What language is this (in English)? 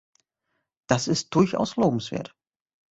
German